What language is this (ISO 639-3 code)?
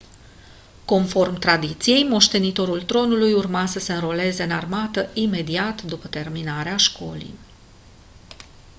ron